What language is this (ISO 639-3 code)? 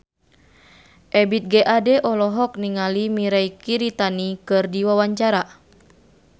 sun